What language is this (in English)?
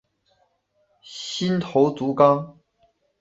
Chinese